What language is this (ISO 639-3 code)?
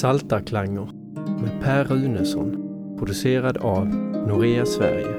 swe